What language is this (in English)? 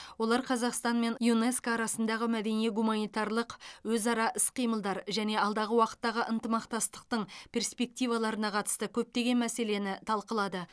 Kazakh